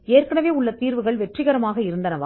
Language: Tamil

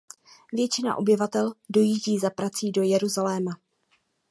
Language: Czech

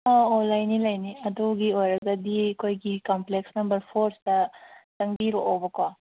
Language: Manipuri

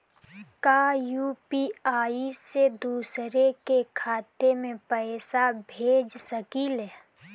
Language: Bhojpuri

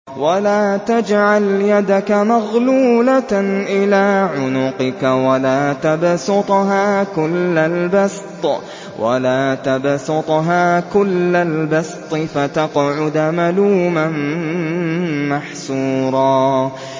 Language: Arabic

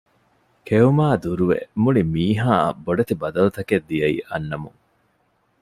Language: Divehi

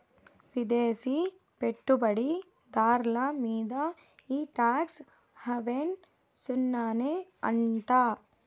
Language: Telugu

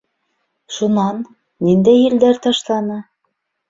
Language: Bashkir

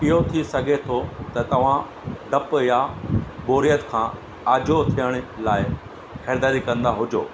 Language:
Sindhi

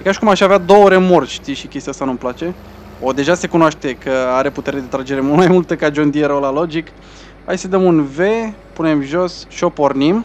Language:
Romanian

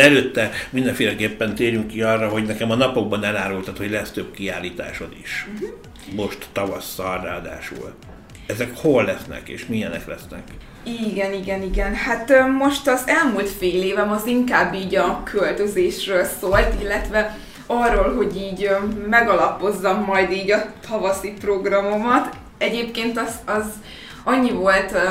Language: Hungarian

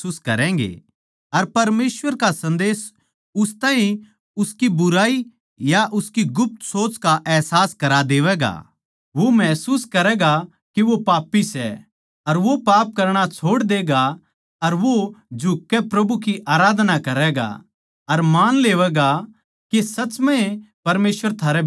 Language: Haryanvi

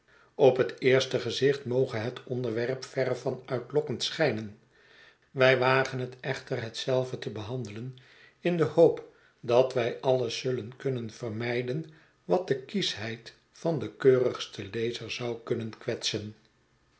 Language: Dutch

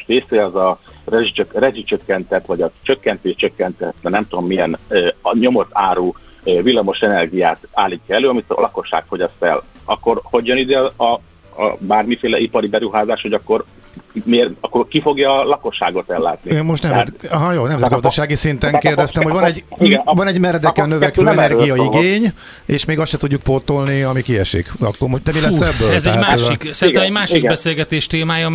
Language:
Hungarian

